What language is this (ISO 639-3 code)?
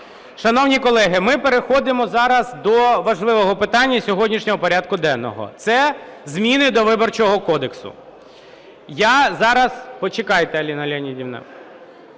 ukr